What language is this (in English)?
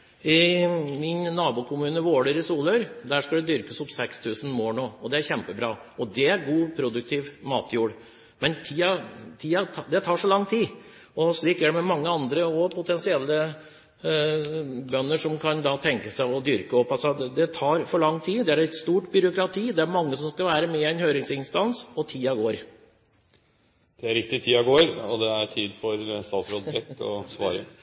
Norwegian